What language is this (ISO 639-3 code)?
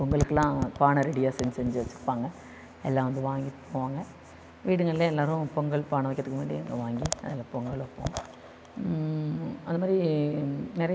tam